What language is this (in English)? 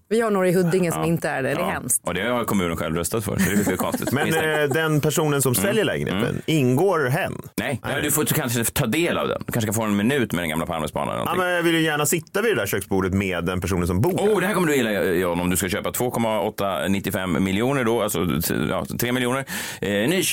Swedish